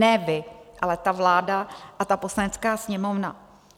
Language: Czech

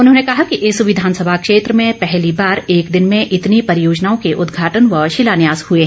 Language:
Hindi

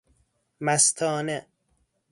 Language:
Persian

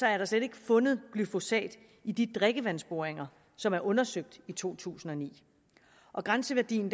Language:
Danish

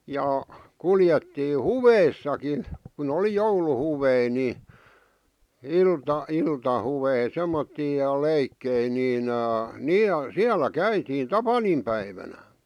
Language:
Finnish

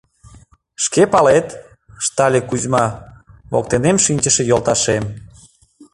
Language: Mari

